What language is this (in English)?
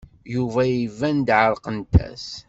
Kabyle